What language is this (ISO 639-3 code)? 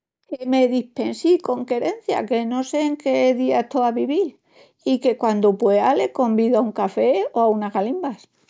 ext